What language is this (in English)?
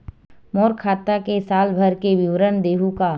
Chhattisgarhi